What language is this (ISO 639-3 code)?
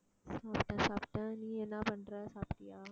tam